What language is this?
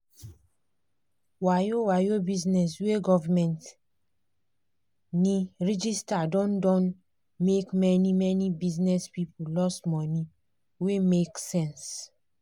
Nigerian Pidgin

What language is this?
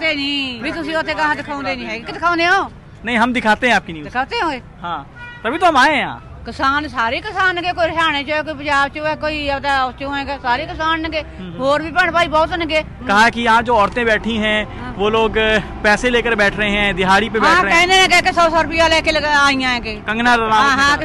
Hindi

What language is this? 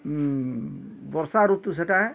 Odia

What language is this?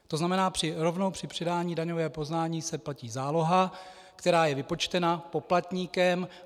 Czech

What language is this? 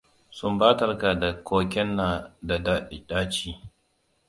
Hausa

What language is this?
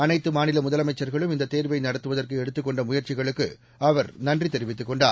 Tamil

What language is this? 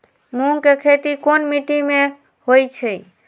Magahi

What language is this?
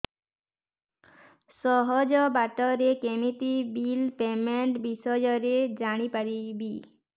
Odia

